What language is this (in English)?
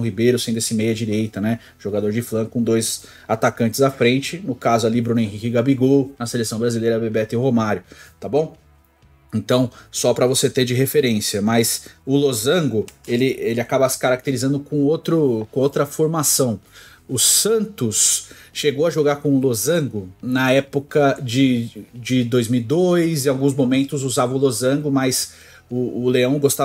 Portuguese